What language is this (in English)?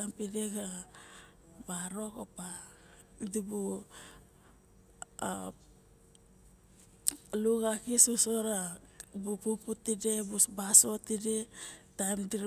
Barok